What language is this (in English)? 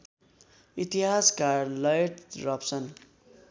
Nepali